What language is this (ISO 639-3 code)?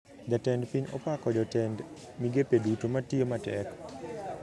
luo